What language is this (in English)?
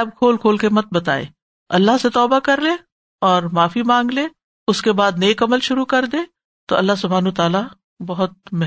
Urdu